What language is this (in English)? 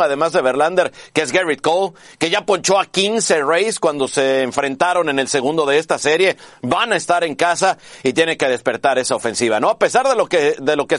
Spanish